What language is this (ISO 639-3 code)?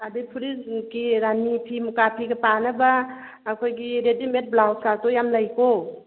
mni